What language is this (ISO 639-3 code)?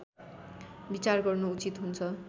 nep